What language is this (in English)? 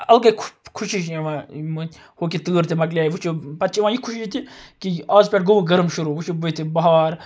Kashmiri